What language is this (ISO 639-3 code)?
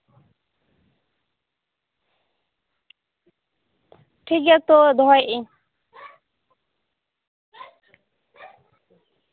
sat